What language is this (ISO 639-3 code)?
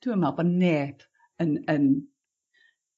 cym